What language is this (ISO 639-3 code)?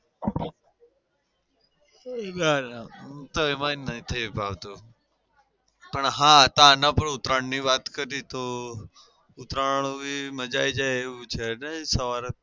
guj